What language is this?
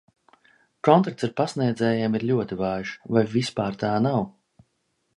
Latvian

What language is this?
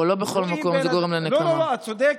Hebrew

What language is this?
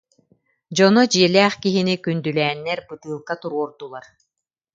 Yakut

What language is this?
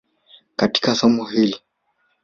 Swahili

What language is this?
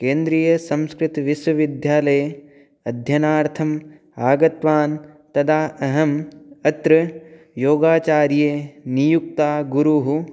Sanskrit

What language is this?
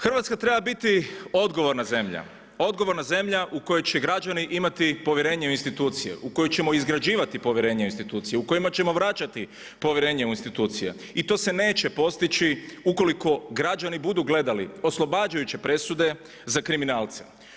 Croatian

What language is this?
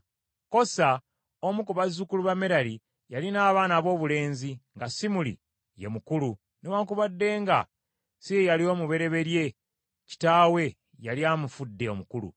Ganda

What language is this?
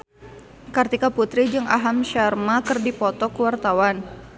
Sundanese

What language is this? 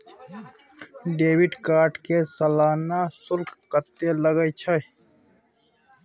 Maithili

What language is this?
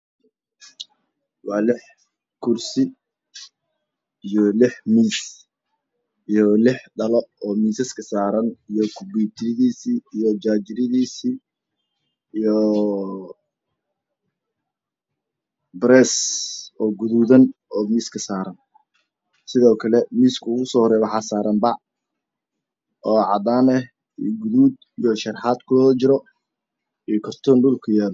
Somali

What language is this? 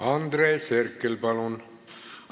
Estonian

